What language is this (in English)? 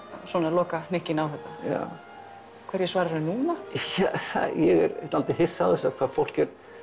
Icelandic